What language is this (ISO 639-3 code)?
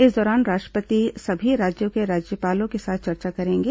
hin